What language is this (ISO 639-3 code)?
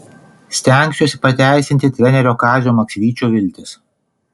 lit